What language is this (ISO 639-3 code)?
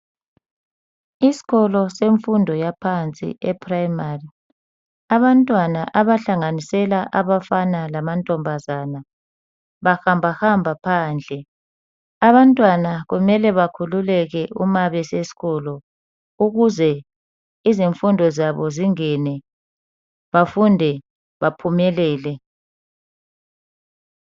nde